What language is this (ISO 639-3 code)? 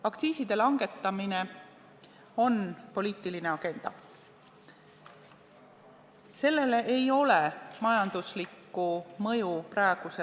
est